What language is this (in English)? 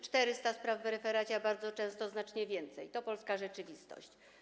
Polish